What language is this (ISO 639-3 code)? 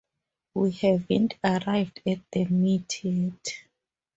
eng